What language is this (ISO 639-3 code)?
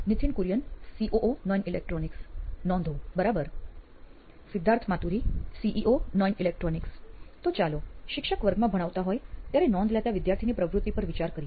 guj